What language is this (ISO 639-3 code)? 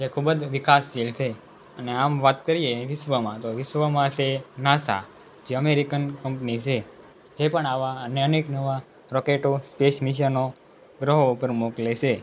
guj